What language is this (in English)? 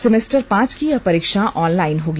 Hindi